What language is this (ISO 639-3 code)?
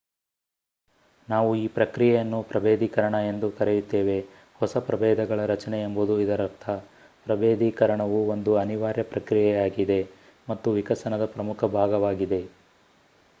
kan